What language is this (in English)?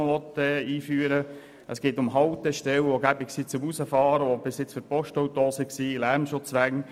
Swiss German